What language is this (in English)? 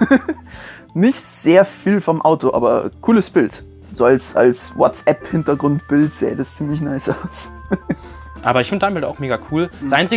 German